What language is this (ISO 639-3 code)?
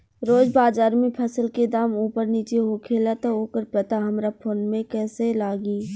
bho